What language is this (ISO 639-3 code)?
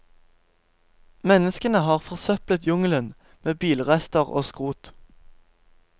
nor